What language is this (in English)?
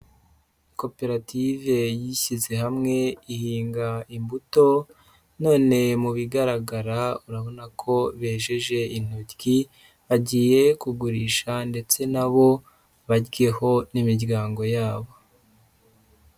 Kinyarwanda